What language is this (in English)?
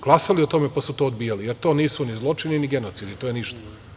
Serbian